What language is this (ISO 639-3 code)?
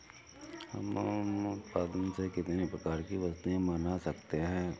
hin